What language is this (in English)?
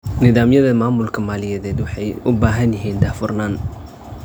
Somali